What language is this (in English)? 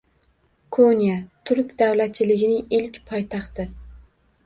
Uzbek